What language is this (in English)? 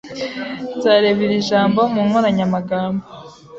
Kinyarwanda